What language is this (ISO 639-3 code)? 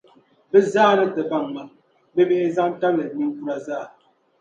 dag